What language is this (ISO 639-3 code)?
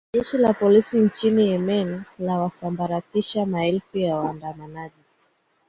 swa